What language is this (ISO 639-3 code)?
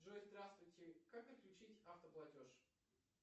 rus